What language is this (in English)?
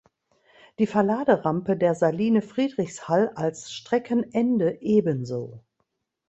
German